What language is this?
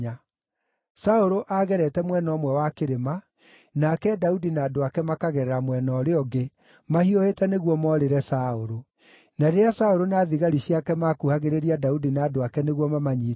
Kikuyu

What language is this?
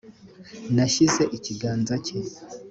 Kinyarwanda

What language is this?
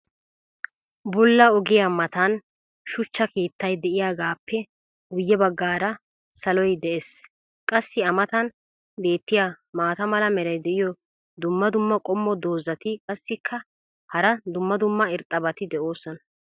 Wolaytta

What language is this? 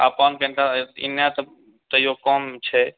Maithili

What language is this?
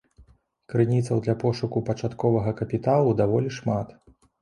Belarusian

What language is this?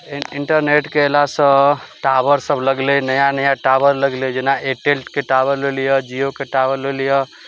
Maithili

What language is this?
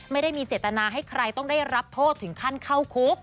Thai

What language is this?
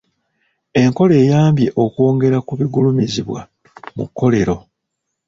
Ganda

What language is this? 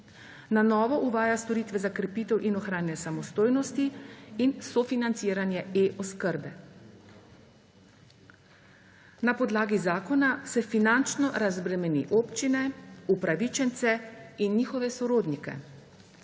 Slovenian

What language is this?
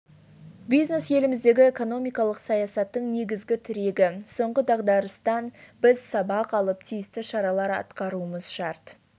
Kazakh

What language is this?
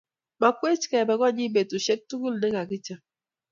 Kalenjin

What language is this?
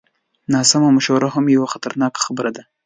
Pashto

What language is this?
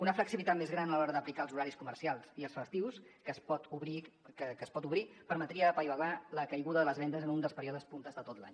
Catalan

